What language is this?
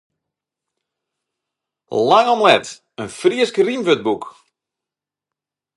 Western Frisian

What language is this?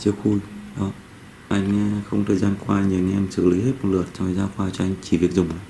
Vietnamese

